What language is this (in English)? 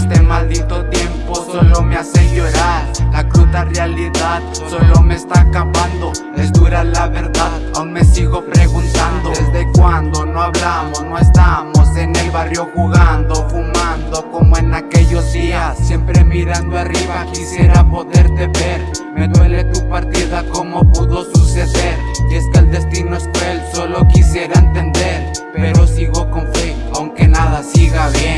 Spanish